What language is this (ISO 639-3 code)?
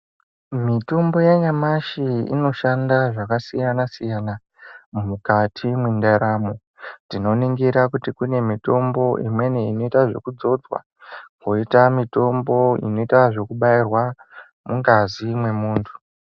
ndc